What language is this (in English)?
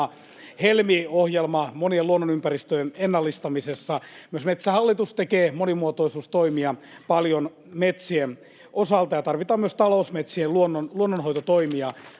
Finnish